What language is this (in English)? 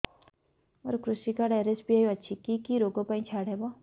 Odia